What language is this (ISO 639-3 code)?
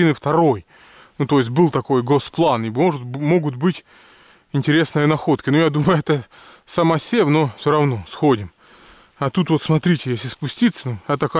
rus